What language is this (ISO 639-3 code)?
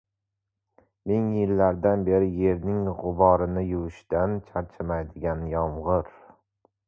uzb